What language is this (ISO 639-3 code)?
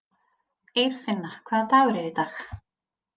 isl